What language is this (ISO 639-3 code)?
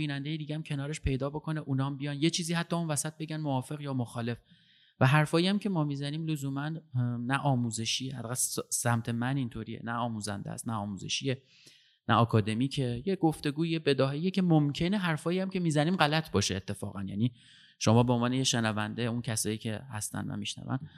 fas